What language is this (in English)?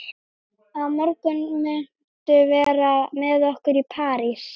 Icelandic